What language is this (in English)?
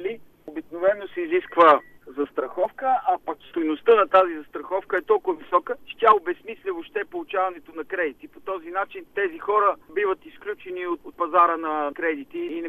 Bulgarian